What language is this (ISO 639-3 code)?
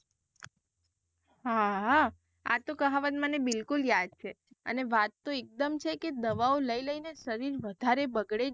guj